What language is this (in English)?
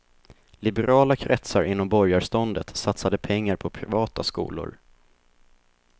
Swedish